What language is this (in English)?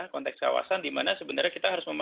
Indonesian